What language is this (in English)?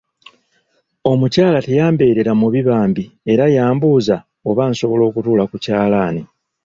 Ganda